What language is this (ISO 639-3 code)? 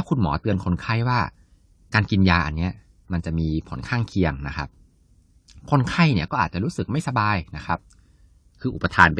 tha